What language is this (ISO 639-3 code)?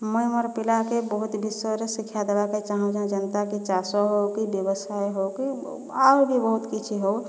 ori